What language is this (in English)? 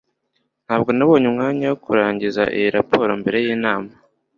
Kinyarwanda